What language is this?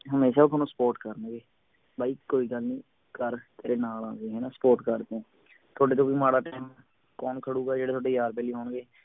Punjabi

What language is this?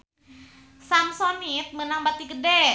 Sundanese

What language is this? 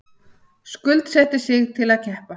Icelandic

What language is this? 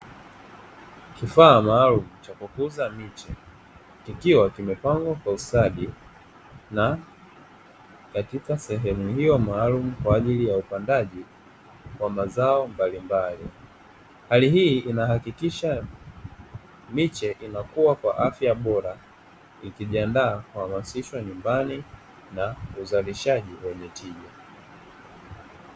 Swahili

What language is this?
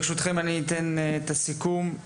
Hebrew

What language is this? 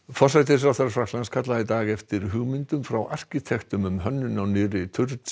Icelandic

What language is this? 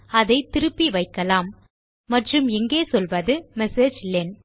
Tamil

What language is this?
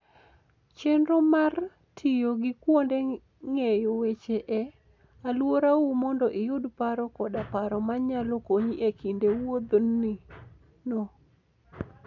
Luo (Kenya and Tanzania)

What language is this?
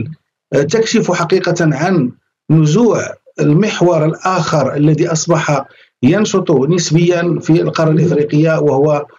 Arabic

